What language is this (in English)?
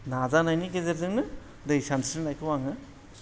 Bodo